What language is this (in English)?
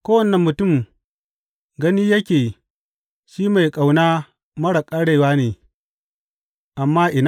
Hausa